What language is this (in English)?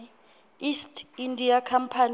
Southern Sotho